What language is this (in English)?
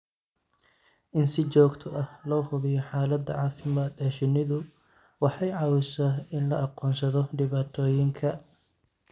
Somali